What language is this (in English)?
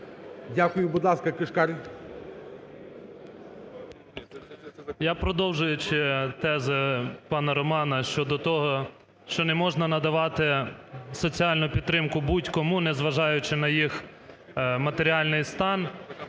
Ukrainian